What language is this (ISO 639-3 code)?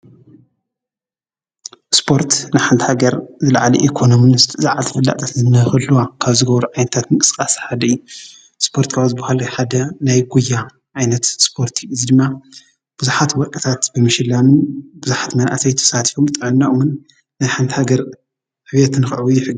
tir